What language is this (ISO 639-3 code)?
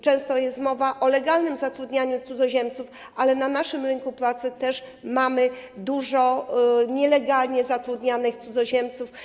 pol